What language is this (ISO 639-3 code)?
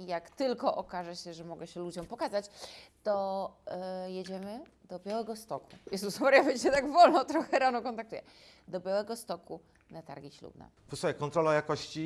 pol